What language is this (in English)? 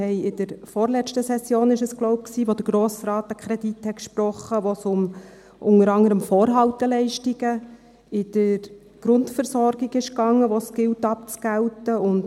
Swiss German